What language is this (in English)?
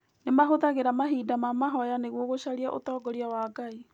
Kikuyu